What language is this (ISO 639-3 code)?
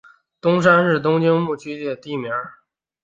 zho